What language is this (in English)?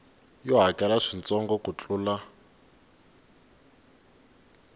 Tsonga